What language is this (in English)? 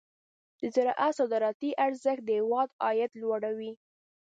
Pashto